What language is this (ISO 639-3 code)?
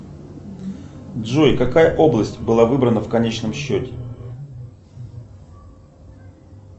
rus